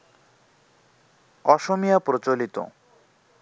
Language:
Bangla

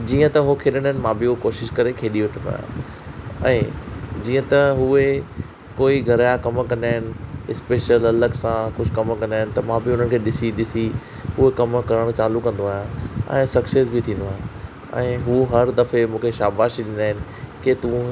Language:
Sindhi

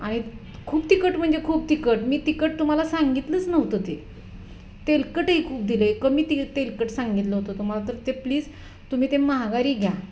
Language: Marathi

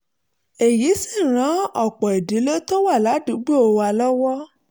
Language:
Yoruba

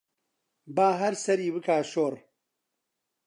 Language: Central Kurdish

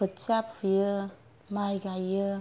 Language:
Bodo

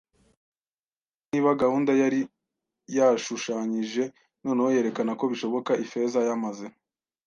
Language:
Kinyarwanda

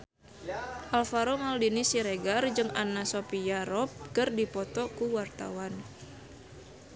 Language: Sundanese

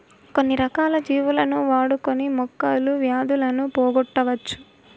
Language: Telugu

